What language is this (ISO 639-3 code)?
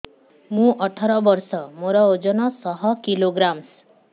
ori